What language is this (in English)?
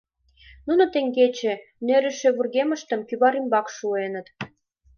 Mari